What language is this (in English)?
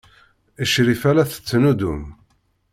Kabyle